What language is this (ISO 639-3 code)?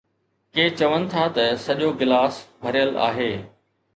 snd